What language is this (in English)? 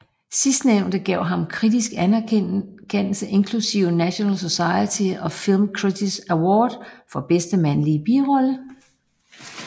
Danish